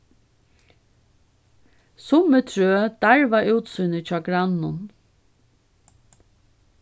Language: Faroese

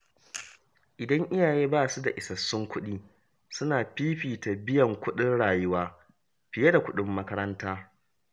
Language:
Hausa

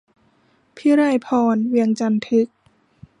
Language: Thai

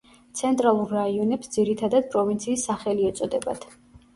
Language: Georgian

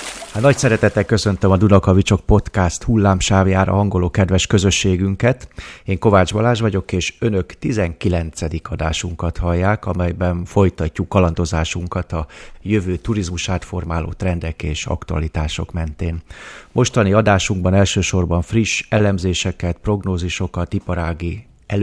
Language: Hungarian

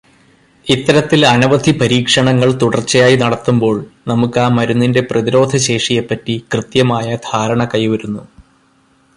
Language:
Malayalam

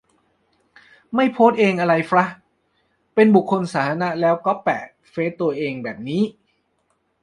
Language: Thai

